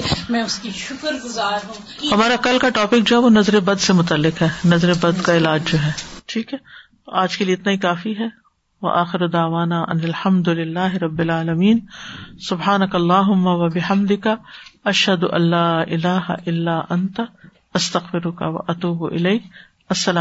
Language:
Urdu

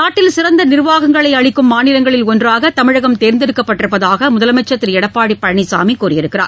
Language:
Tamil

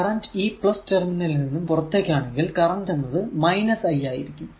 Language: Malayalam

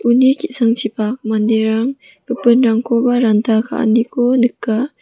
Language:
Garo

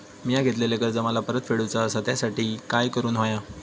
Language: Marathi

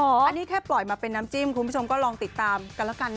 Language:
Thai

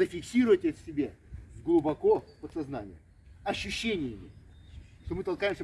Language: Russian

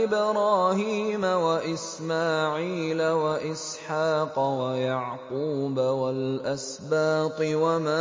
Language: Arabic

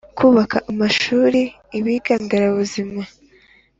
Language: Kinyarwanda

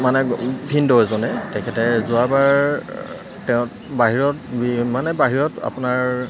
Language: Assamese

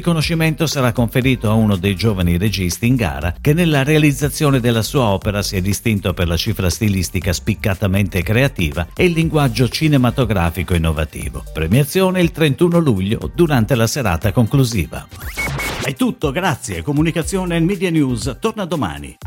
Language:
Italian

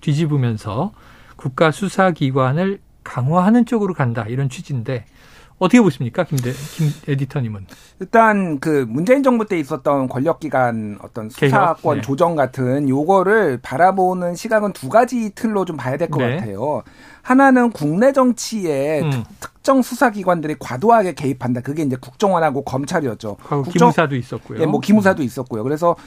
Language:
Korean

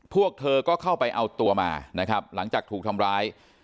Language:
Thai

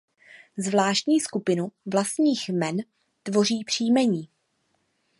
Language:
Czech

